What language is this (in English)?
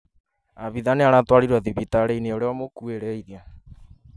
Kikuyu